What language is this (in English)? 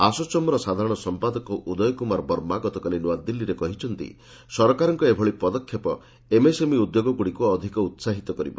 Odia